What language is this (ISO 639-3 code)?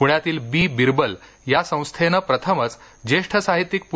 mar